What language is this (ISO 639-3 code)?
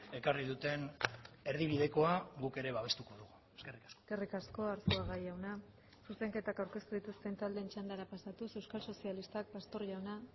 eus